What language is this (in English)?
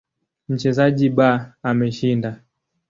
Swahili